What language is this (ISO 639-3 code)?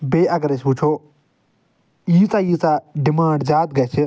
kas